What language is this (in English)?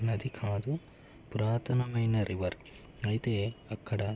Telugu